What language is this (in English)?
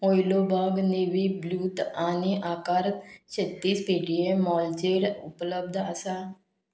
Konkani